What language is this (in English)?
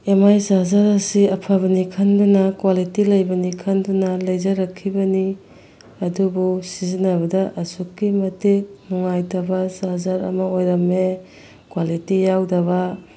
Manipuri